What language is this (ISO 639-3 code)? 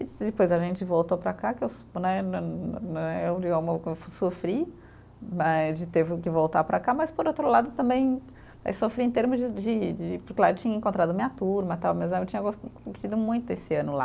por